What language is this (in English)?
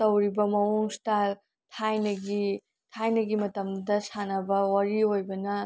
Manipuri